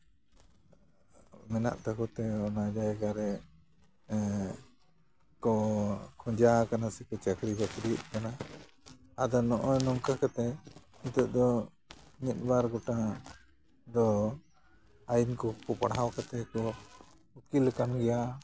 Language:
Santali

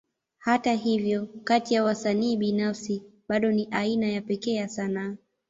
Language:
Swahili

